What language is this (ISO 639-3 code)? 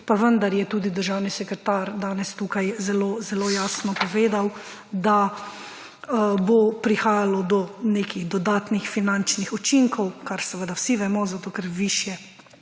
slv